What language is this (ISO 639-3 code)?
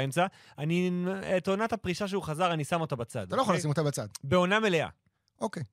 heb